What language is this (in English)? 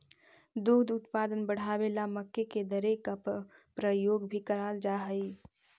Magahi